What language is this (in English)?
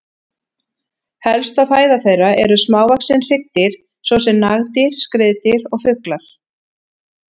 Icelandic